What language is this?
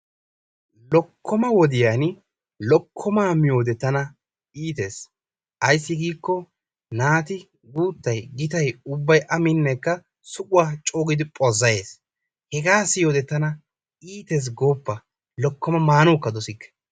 Wolaytta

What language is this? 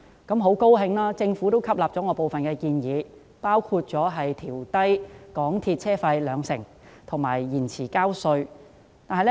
Cantonese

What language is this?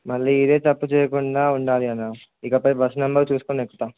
Telugu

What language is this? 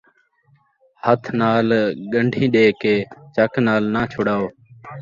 Saraiki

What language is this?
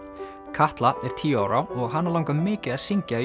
Icelandic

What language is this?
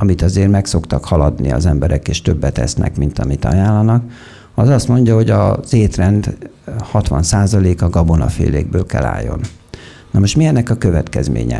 Hungarian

